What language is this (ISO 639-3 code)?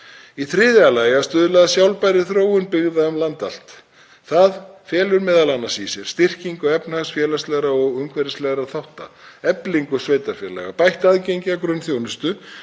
isl